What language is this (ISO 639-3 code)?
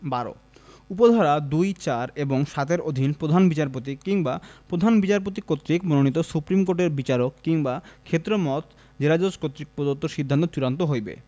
ben